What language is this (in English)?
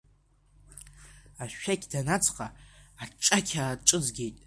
Abkhazian